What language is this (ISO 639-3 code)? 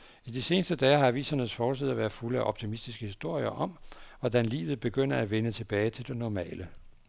dan